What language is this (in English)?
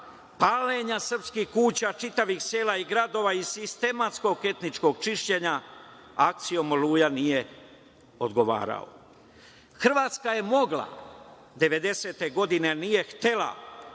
Serbian